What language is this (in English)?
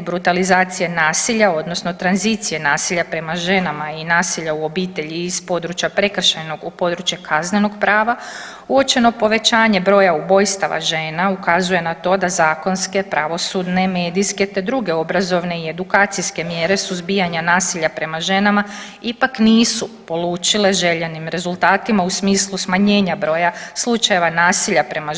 Croatian